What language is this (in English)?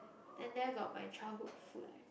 English